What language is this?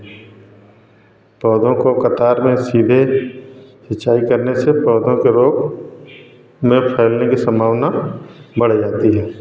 Hindi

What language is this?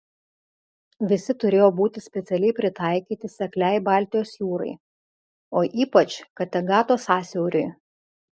Lithuanian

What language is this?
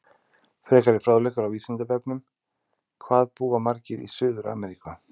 Icelandic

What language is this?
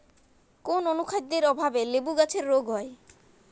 Bangla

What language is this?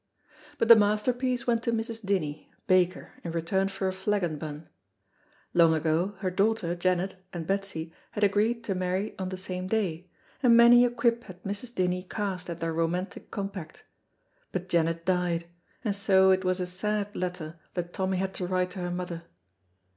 English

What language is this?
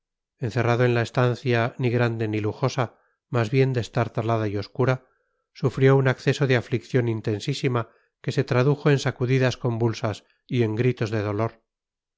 Spanish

